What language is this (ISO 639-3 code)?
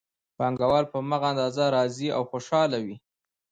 pus